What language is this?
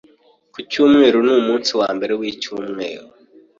Kinyarwanda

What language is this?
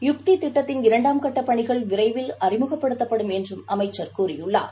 Tamil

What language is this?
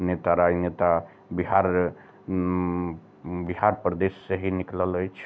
Maithili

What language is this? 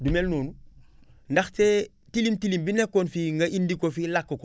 Wolof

